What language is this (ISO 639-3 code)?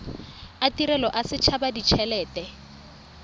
tsn